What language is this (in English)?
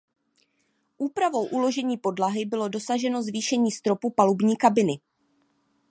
Czech